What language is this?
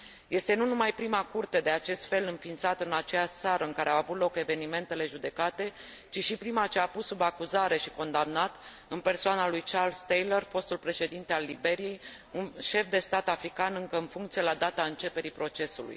Romanian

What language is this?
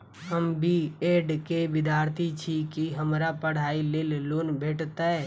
Maithili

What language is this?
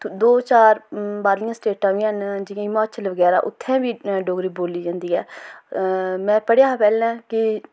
Dogri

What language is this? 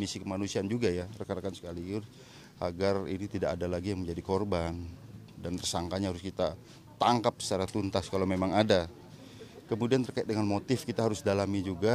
Indonesian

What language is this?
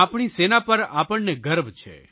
Gujarati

